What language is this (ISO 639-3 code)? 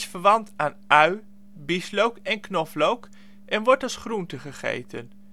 nld